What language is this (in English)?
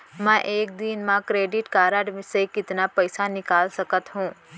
Chhattisgarhi